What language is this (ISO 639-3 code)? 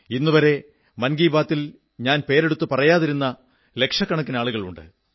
mal